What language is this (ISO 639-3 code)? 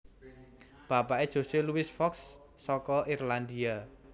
jav